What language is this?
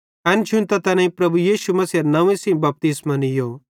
Bhadrawahi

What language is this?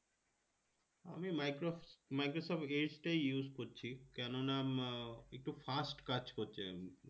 Bangla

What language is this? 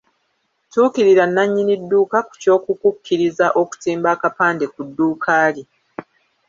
Ganda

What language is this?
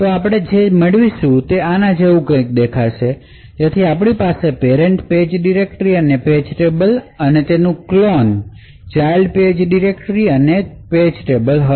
Gujarati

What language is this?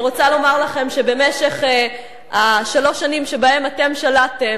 Hebrew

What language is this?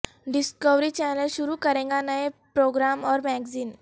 Urdu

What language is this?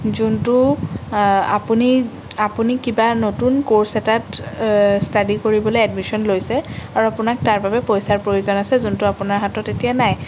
Assamese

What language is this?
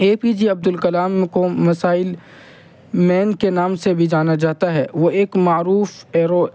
Urdu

